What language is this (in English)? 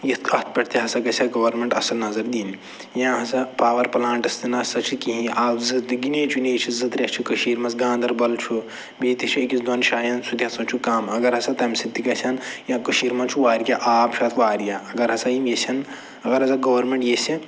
Kashmiri